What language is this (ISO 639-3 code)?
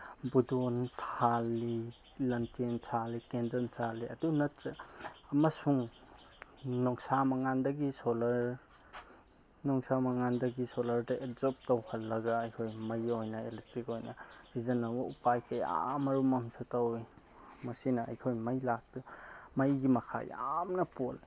mni